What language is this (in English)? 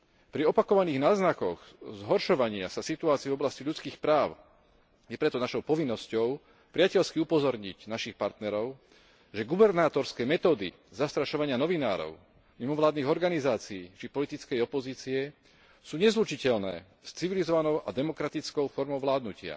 Slovak